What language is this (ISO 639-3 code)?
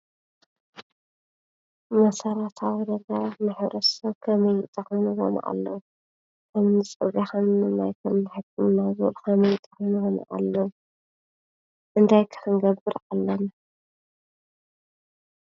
tir